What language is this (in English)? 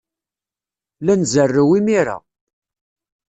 Kabyle